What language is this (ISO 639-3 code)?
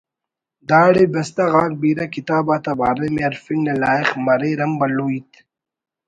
brh